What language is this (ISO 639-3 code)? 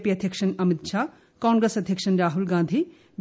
mal